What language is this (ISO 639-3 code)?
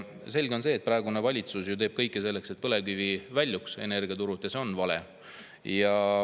est